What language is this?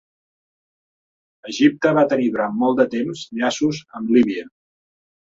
Catalan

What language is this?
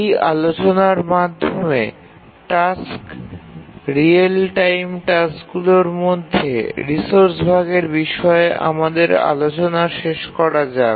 Bangla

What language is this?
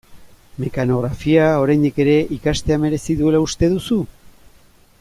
Basque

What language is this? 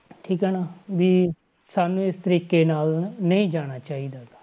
Punjabi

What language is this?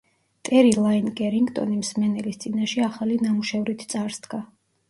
Georgian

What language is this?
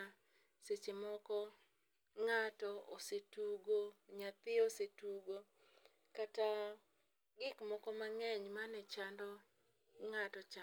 Luo (Kenya and Tanzania)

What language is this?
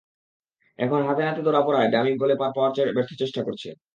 Bangla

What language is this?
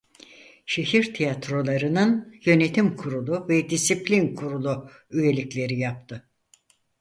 Turkish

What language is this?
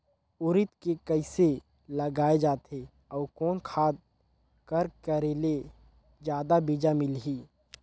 Chhattisgarhi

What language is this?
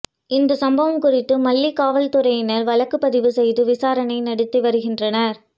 Tamil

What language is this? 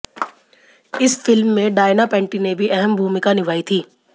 Hindi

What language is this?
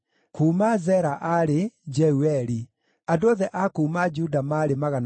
Kikuyu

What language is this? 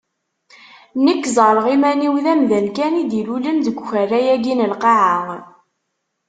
Kabyle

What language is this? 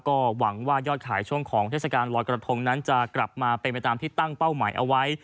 Thai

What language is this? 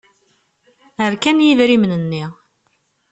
Kabyle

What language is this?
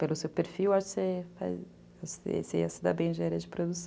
Portuguese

